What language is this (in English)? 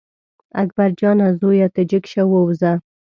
Pashto